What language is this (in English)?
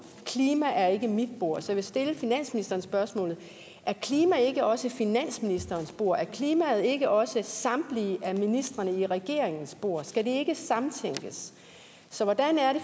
Danish